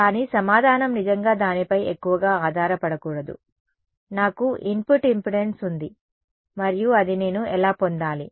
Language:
Telugu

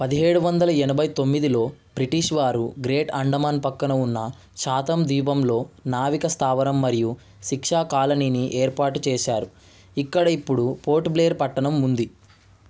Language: Telugu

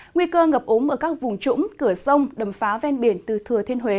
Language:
Vietnamese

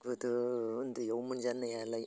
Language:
Bodo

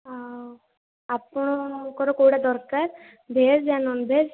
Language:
Odia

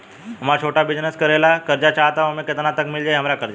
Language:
Bhojpuri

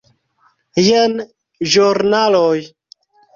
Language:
Esperanto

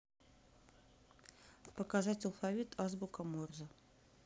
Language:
Russian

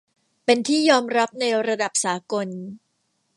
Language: Thai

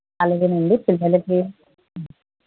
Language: Telugu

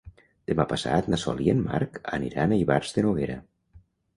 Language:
Catalan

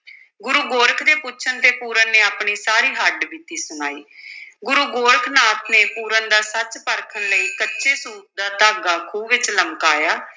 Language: Punjabi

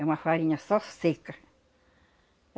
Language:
Portuguese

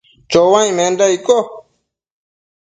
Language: Matsés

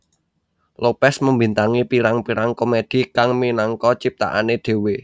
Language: Javanese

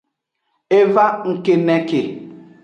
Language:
Aja (Benin)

